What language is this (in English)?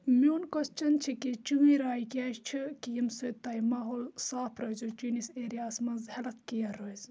Kashmiri